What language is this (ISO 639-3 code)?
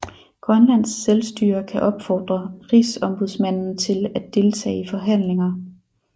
dan